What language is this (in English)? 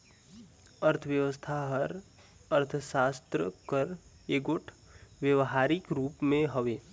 Chhattisgarhi